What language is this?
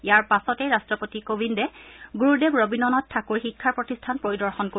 Assamese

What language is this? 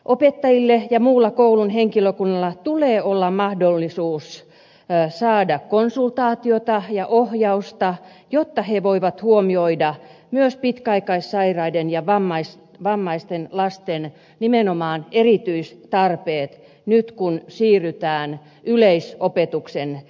Finnish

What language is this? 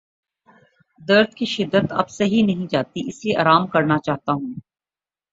Urdu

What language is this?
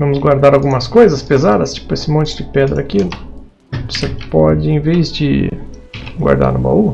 Portuguese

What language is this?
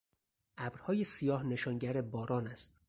Persian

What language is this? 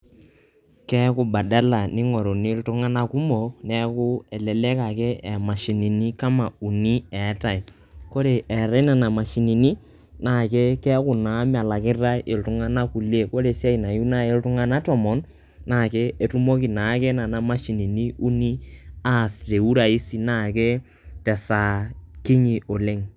Masai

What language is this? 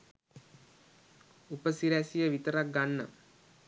Sinhala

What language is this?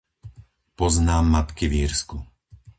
Slovak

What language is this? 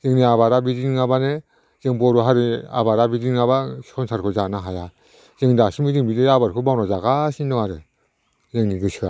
Bodo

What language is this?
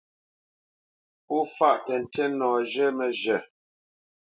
Bamenyam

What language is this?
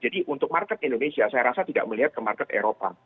Indonesian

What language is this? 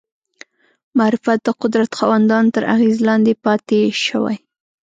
Pashto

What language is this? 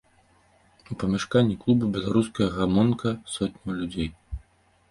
Belarusian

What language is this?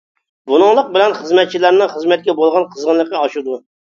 Uyghur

